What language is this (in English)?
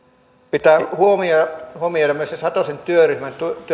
Finnish